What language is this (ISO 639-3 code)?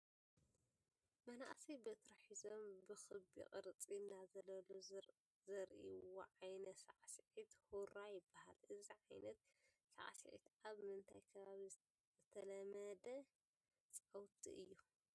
tir